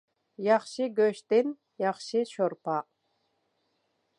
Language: Uyghur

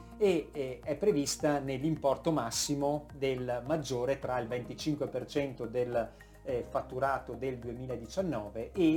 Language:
Italian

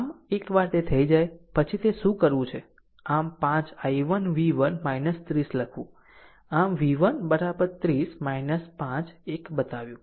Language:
Gujarati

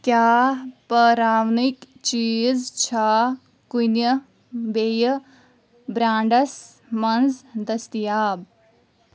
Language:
Kashmiri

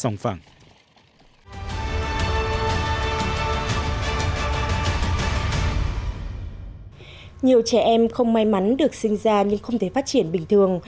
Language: Vietnamese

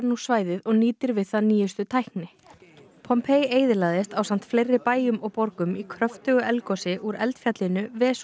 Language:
Icelandic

